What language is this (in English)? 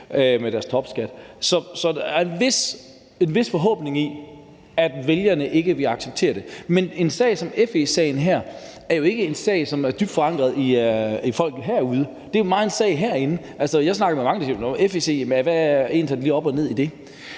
Danish